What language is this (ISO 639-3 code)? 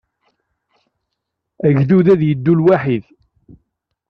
kab